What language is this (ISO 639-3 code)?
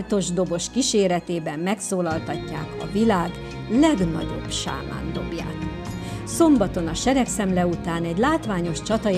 hun